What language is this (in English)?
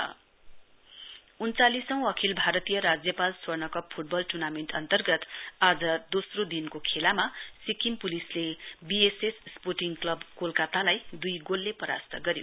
Nepali